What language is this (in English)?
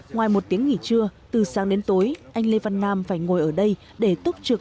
Vietnamese